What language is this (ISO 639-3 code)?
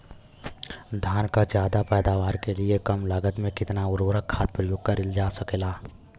bho